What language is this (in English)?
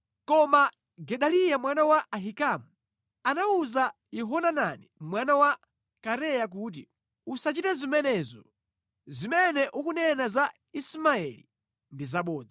Nyanja